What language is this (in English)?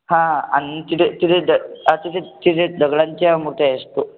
Marathi